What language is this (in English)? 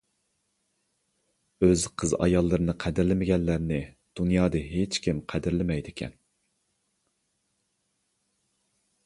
Uyghur